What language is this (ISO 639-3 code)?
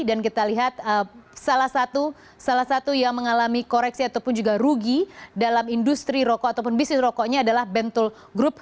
ind